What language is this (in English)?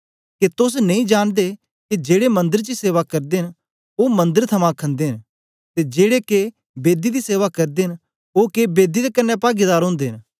Dogri